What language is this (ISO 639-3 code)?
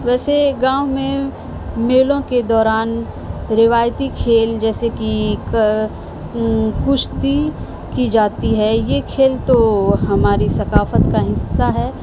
urd